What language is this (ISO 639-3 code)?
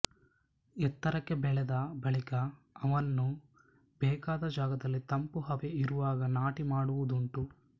kan